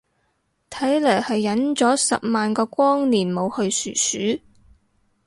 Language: Cantonese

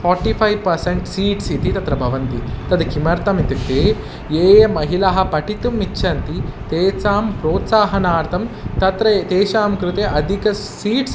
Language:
Sanskrit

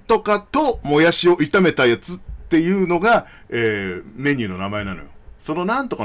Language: Japanese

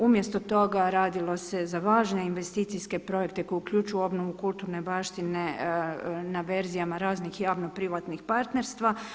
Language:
Croatian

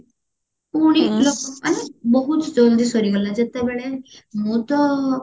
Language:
Odia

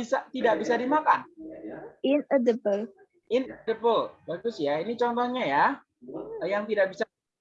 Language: Indonesian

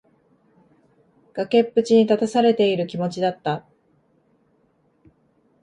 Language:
Japanese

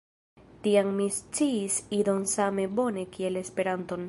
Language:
Esperanto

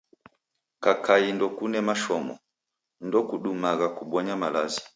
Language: Taita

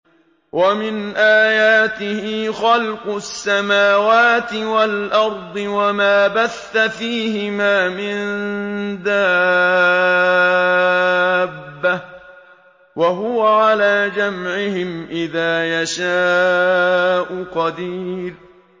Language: Arabic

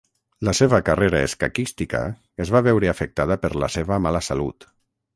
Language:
Catalan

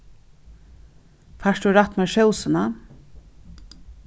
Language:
Faroese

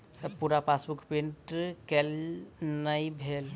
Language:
Maithili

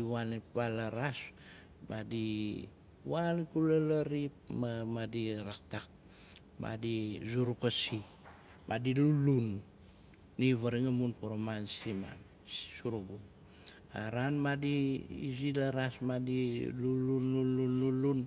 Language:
Nalik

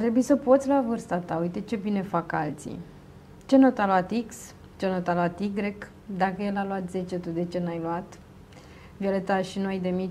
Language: Romanian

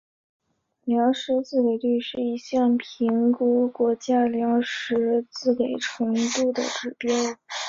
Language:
Chinese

